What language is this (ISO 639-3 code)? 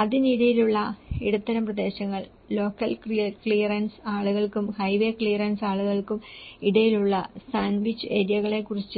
mal